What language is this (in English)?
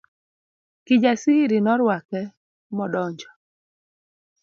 Luo (Kenya and Tanzania)